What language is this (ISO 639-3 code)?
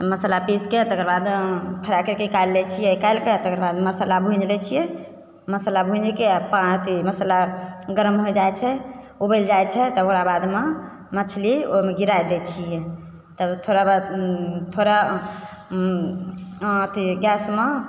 mai